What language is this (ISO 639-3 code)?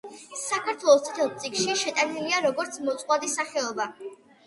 kat